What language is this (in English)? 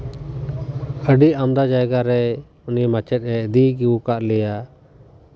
Santali